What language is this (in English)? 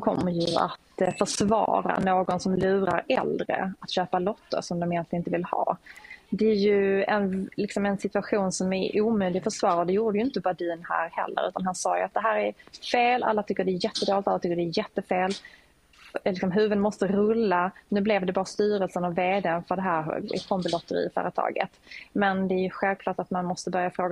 Swedish